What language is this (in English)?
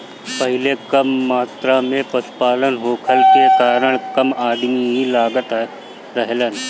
Bhojpuri